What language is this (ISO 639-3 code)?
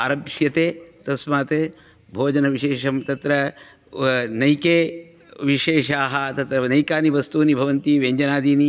san